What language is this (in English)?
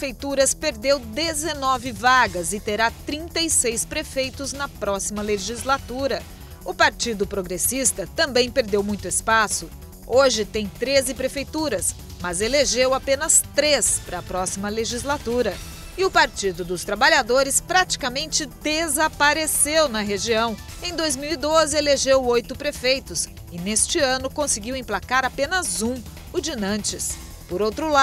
Portuguese